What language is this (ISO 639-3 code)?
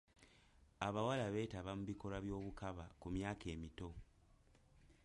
lug